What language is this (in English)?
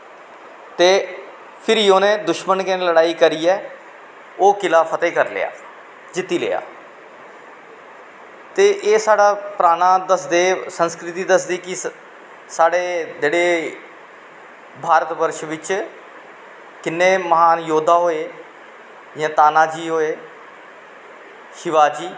Dogri